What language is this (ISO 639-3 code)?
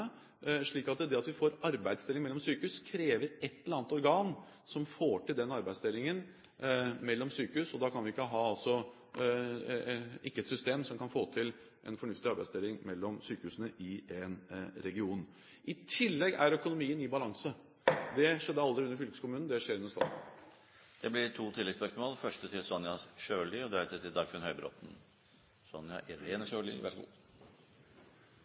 nor